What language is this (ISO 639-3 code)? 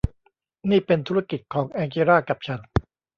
tha